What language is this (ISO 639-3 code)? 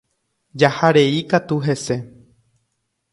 grn